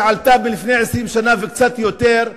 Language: Hebrew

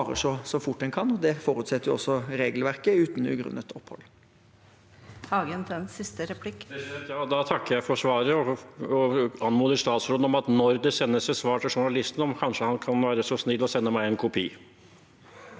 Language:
Norwegian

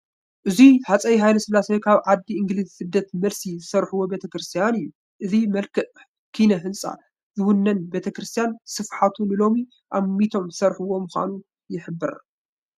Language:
Tigrinya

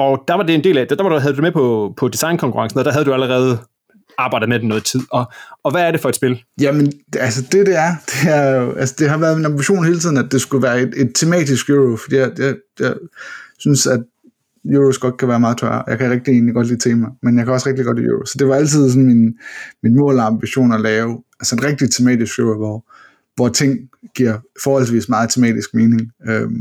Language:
Danish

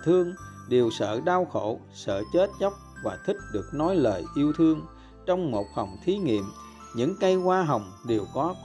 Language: Vietnamese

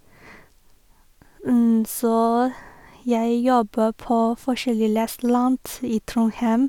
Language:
Norwegian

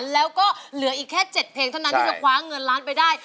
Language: Thai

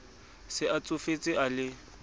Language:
Southern Sotho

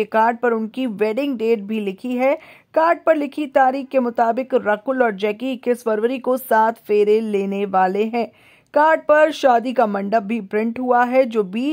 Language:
Hindi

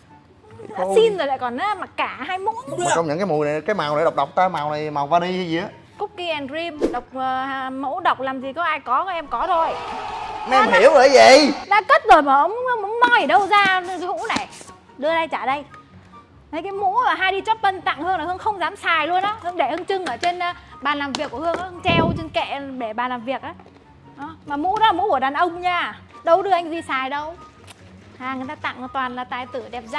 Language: Vietnamese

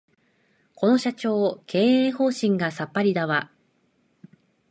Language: Japanese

